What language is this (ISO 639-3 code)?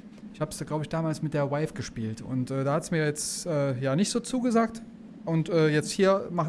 deu